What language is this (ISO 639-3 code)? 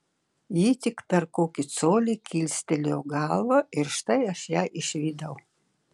lit